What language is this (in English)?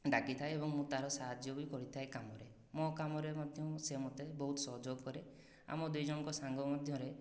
Odia